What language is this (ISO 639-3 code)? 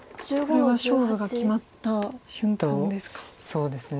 jpn